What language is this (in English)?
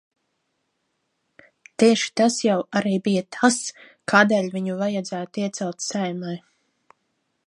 Latvian